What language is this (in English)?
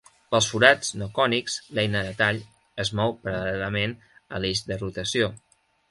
Catalan